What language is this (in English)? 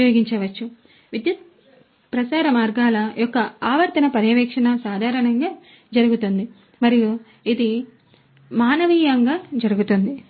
Telugu